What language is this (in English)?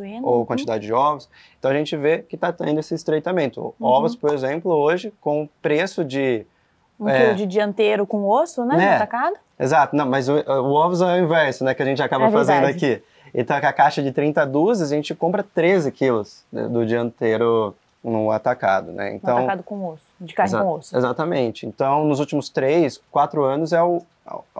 Portuguese